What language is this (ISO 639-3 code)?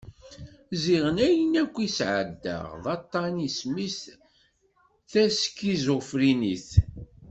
kab